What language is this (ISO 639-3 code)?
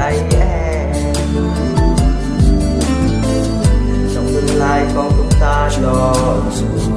vie